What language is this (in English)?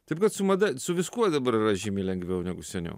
Lithuanian